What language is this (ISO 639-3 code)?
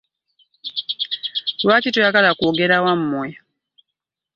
lug